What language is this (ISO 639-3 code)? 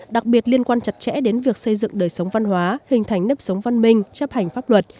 vie